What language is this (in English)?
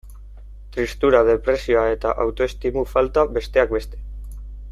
Basque